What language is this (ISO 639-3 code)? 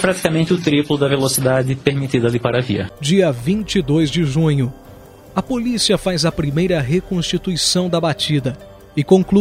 por